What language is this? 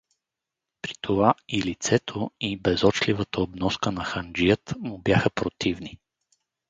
Bulgarian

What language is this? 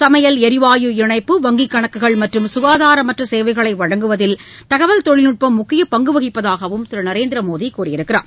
Tamil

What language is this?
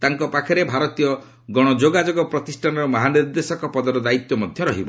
Odia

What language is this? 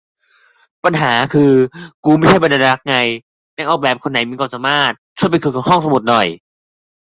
Thai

